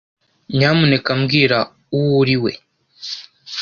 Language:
Kinyarwanda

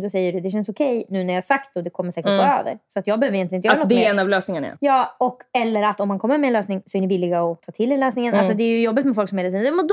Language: Swedish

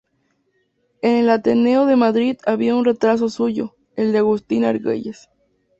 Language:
Spanish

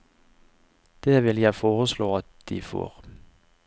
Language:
Norwegian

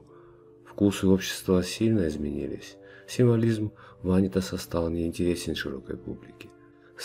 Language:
Russian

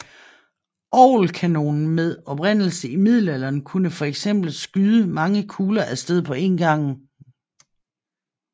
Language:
Danish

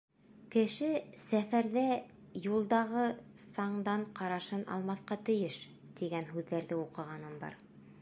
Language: Bashkir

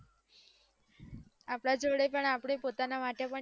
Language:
Gujarati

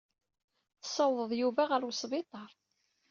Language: Kabyle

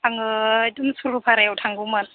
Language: Bodo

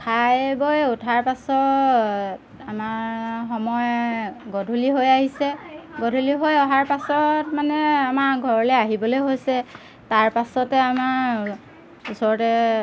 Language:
Assamese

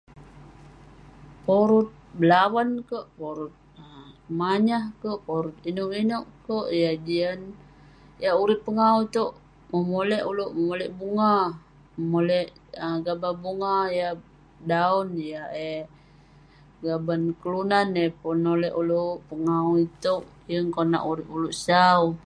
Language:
Western Penan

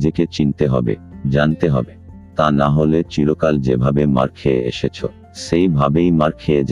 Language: Bangla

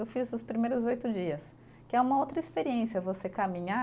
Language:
Portuguese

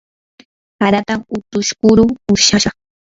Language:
Yanahuanca Pasco Quechua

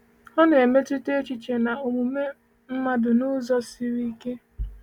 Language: Igbo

